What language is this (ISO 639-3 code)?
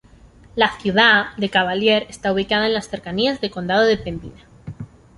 spa